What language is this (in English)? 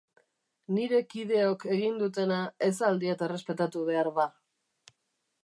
Basque